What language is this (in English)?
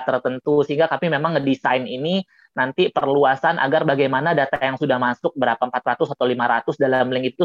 Indonesian